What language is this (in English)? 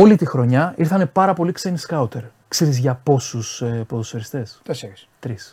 Greek